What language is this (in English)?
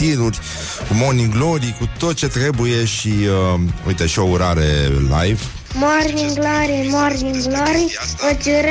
Romanian